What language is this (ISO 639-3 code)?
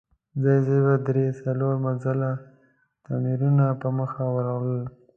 pus